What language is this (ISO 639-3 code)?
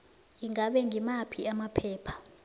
nbl